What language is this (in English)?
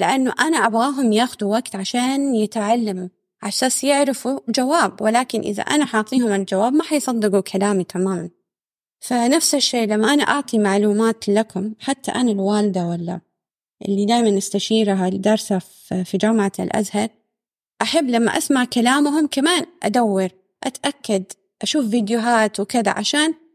Arabic